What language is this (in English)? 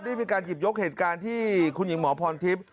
Thai